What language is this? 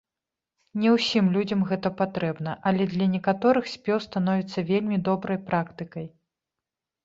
Belarusian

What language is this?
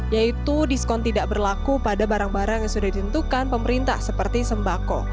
Indonesian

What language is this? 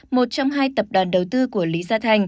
Vietnamese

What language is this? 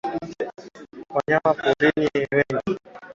Swahili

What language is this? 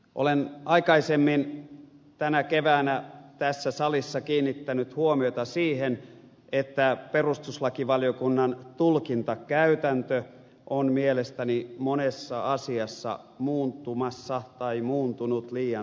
Finnish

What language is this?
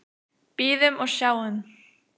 Icelandic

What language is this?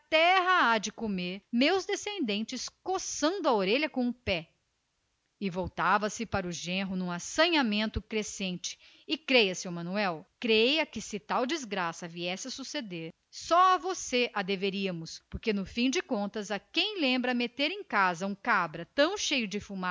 Portuguese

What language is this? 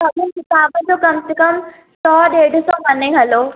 Sindhi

